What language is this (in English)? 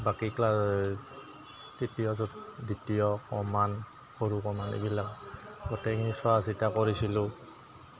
Assamese